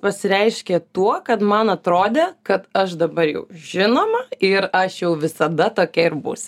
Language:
Lithuanian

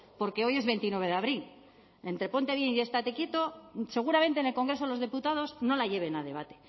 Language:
Spanish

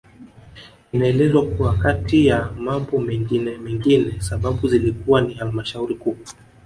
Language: Swahili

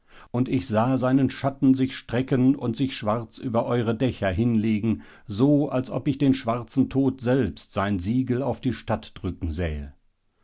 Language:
German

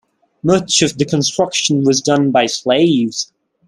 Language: English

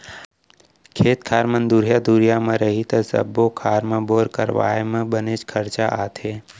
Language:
Chhattisgarhi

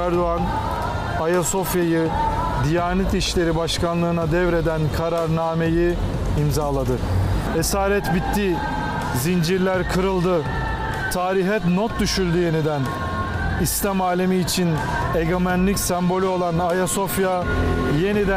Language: Turkish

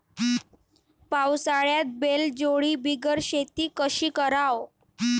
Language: Marathi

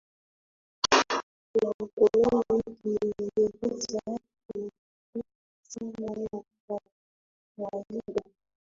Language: Swahili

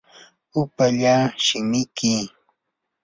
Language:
Yanahuanca Pasco Quechua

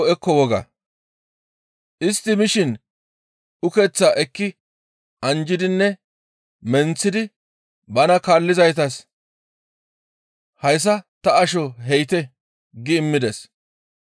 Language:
Gamo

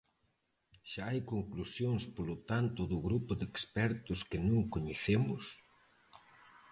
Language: Galician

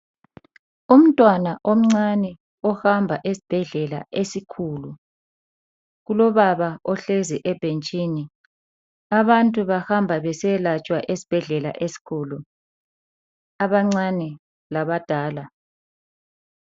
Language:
North Ndebele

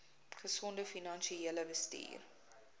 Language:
Afrikaans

